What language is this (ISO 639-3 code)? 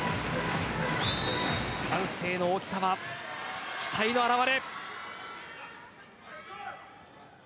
jpn